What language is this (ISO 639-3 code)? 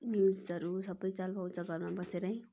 nep